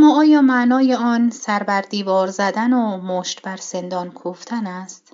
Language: Persian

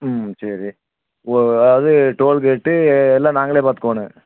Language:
Tamil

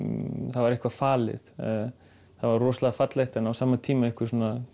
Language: Icelandic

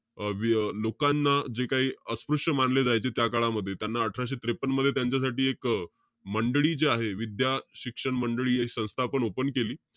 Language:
Marathi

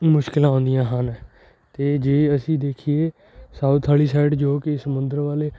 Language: Punjabi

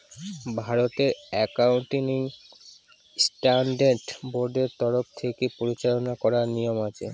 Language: Bangla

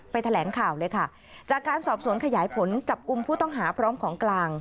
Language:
Thai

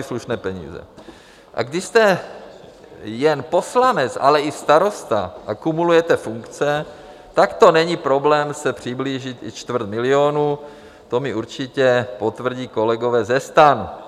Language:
Czech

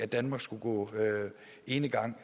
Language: Danish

